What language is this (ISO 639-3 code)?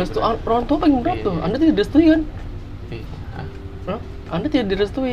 ind